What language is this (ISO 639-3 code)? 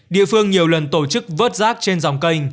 vie